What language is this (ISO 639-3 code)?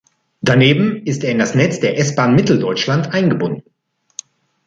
deu